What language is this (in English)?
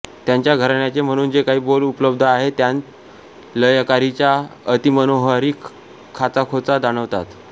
Marathi